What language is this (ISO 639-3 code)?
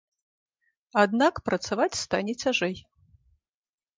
bel